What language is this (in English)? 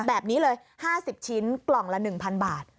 Thai